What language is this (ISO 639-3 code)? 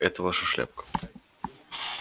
rus